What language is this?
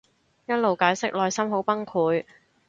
Cantonese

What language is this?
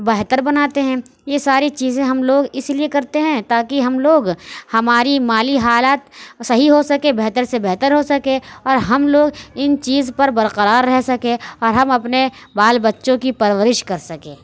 Urdu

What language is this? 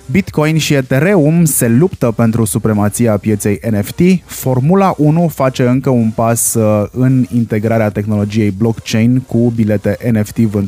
Romanian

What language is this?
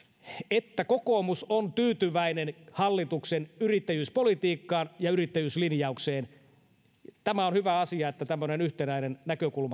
Finnish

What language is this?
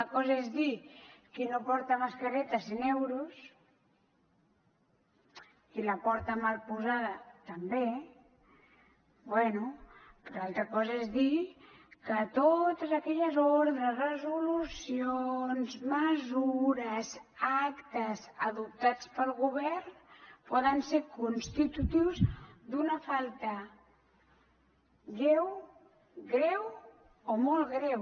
Catalan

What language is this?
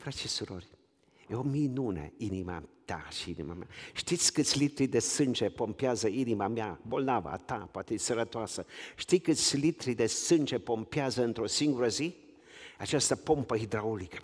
Romanian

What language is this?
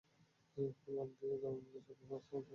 Bangla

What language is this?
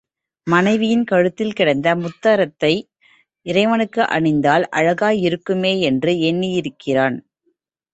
Tamil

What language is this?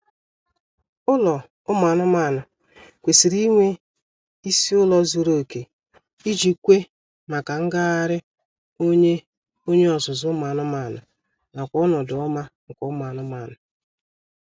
Igbo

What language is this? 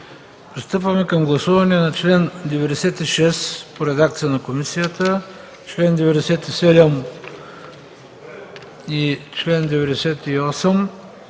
Bulgarian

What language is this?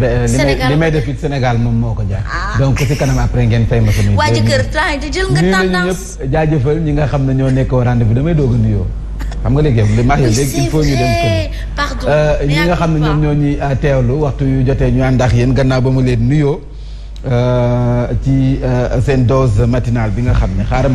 French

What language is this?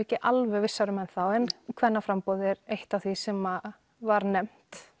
Icelandic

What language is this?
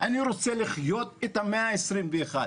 Hebrew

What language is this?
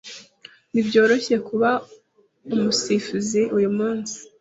Kinyarwanda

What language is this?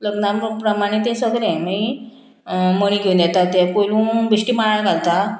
Konkani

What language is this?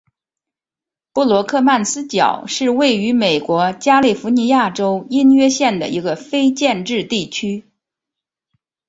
Chinese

